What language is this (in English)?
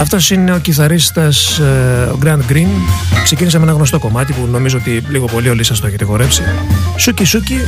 Greek